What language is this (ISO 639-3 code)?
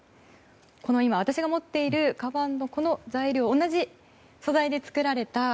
jpn